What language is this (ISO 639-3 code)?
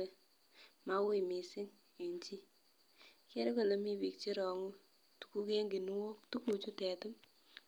kln